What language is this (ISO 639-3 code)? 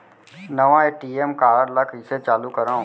hne